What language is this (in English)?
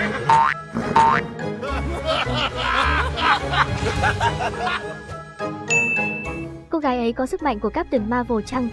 Vietnamese